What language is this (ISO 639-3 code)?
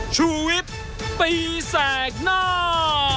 tha